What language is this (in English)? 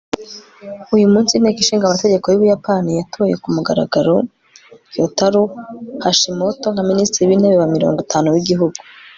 Kinyarwanda